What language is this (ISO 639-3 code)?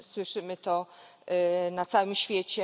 pol